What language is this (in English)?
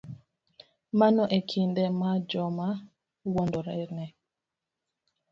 Luo (Kenya and Tanzania)